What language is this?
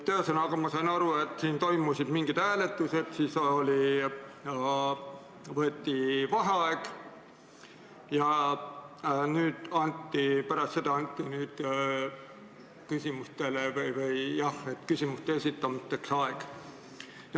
Estonian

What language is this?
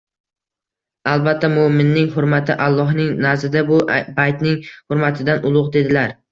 Uzbek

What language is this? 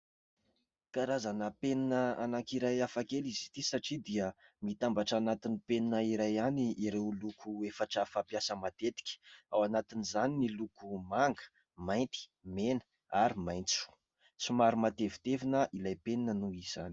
Malagasy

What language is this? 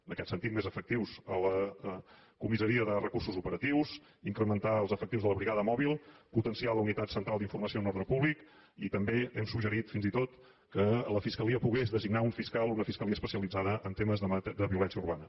Catalan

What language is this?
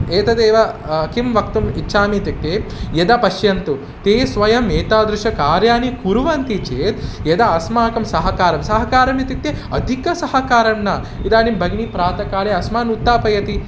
Sanskrit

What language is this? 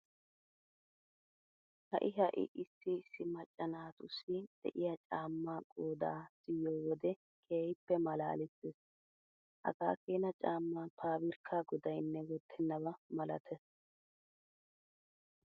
Wolaytta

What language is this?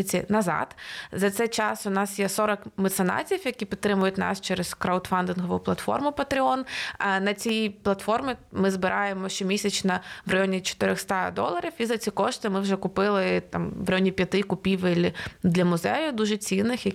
Ukrainian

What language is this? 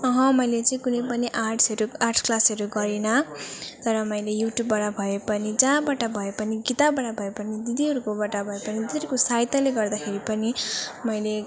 Nepali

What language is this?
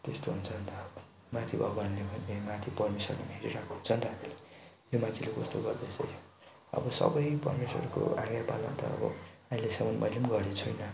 Nepali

